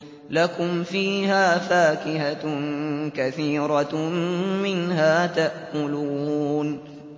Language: Arabic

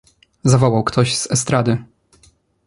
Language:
Polish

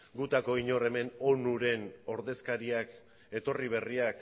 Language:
Basque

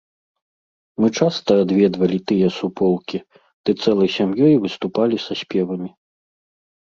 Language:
Belarusian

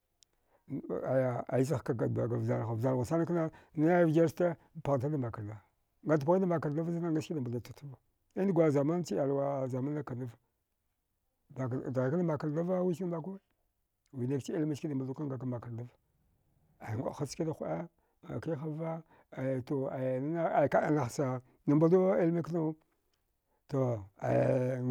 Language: Dghwede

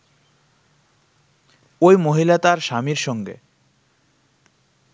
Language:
Bangla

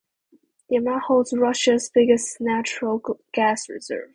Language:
English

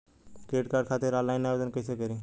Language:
Bhojpuri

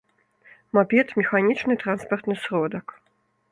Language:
Belarusian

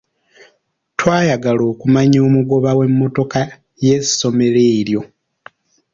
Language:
Ganda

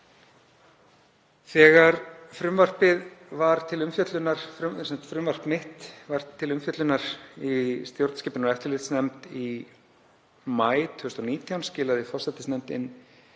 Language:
Icelandic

